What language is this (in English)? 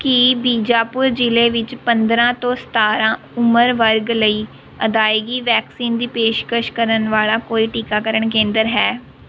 Punjabi